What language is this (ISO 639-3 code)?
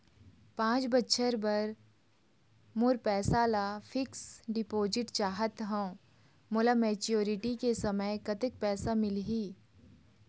hne